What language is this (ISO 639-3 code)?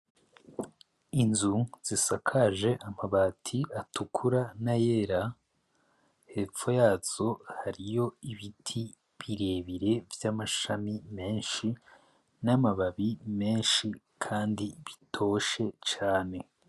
run